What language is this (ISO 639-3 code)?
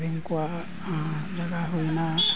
sat